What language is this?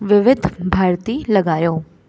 Sindhi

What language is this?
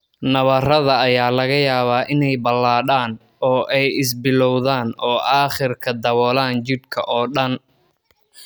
Somali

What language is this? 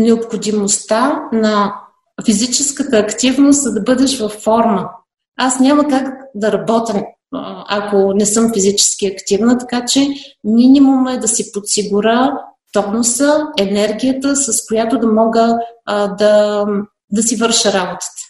Bulgarian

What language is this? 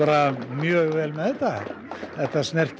Icelandic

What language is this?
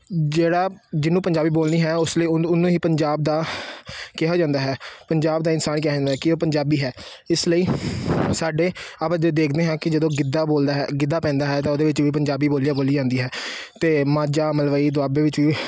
Punjabi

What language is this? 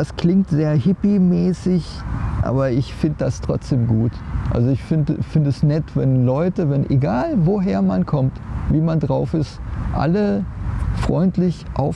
German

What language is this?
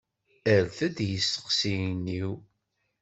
Kabyle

